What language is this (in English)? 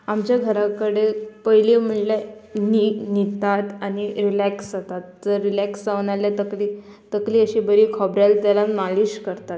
Konkani